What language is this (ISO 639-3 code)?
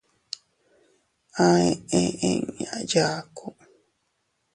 cut